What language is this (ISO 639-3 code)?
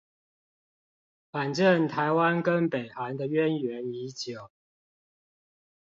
zho